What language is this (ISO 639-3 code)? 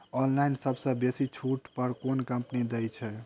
mai